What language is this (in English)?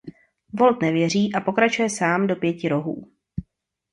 Czech